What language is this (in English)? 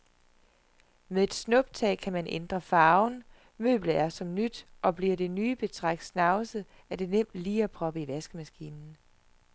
Danish